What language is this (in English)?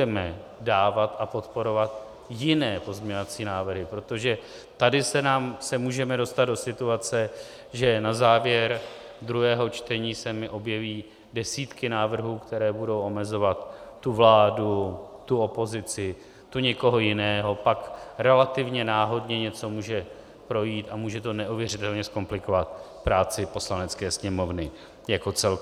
Czech